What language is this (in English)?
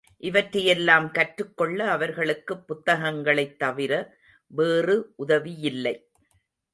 Tamil